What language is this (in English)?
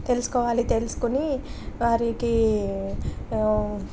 Telugu